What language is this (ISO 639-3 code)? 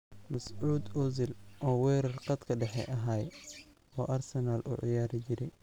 som